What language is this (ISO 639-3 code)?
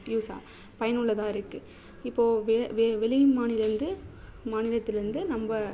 tam